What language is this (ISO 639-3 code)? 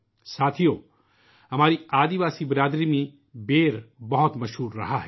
urd